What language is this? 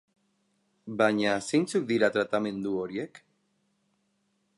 Basque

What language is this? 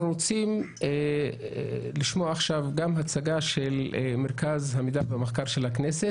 Hebrew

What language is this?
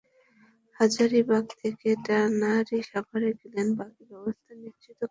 Bangla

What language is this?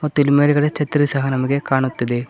Kannada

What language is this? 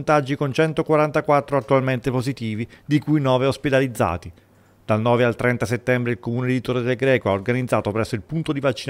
Italian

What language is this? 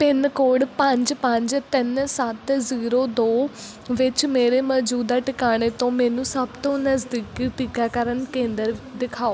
Punjabi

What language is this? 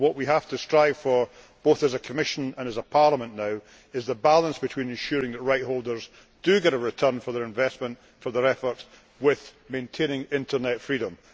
English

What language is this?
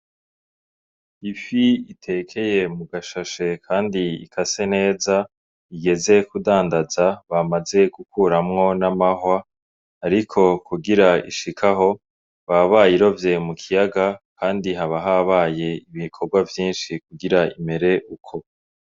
Rundi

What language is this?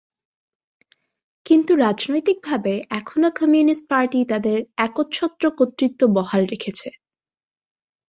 Bangla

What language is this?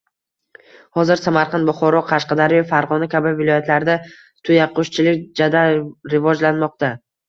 Uzbek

